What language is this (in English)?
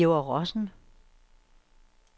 Danish